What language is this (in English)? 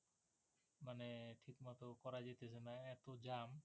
Bangla